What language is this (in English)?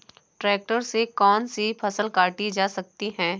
Hindi